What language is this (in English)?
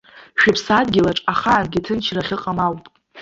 Abkhazian